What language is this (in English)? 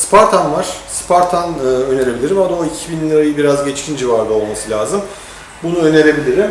Turkish